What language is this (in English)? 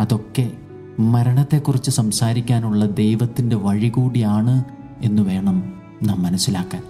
Malayalam